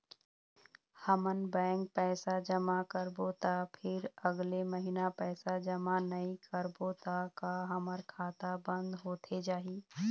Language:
Chhattisgarhi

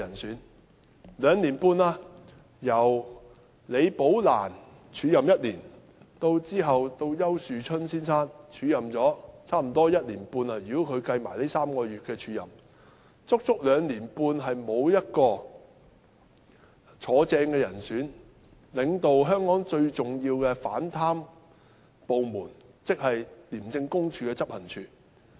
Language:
Cantonese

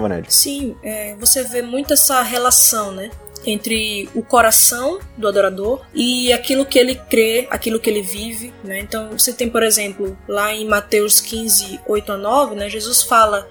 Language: Portuguese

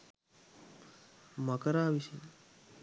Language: Sinhala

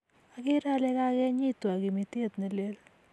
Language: Kalenjin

